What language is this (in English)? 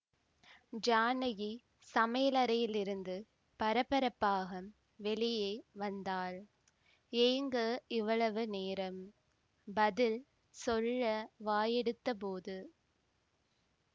Tamil